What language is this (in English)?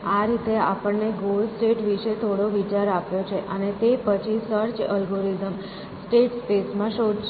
Gujarati